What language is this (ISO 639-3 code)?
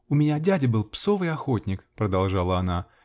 rus